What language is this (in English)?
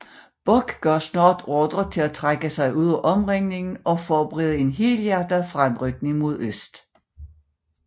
Danish